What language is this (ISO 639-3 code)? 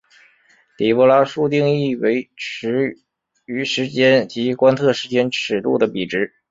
zho